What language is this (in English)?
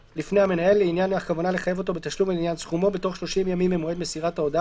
Hebrew